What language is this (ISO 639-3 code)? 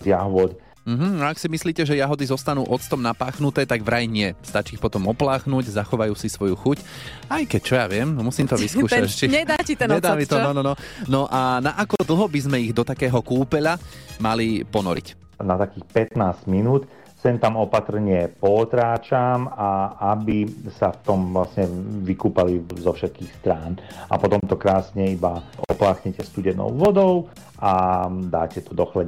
slk